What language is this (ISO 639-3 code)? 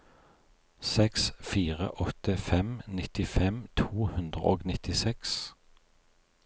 nor